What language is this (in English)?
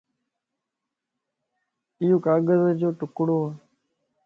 Lasi